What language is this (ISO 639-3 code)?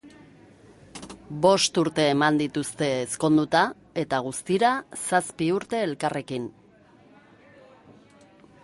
eus